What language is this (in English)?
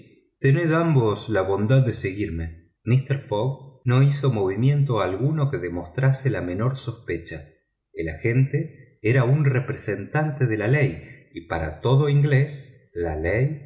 Spanish